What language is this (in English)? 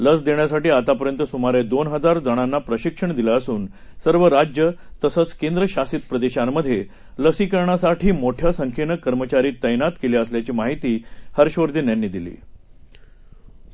Marathi